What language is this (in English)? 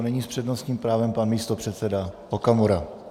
Czech